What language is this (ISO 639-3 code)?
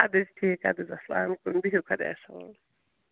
kas